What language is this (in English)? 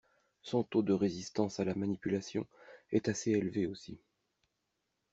French